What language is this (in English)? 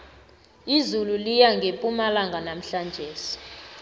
South Ndebele